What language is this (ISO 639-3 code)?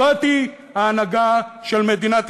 heb